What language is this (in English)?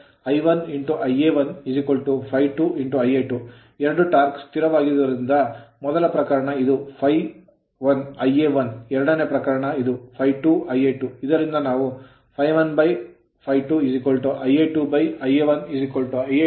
Kannada